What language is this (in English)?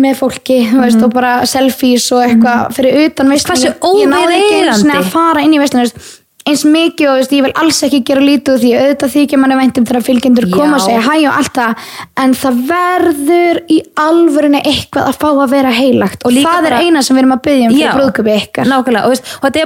Danish